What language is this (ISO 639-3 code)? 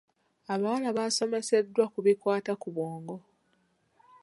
lug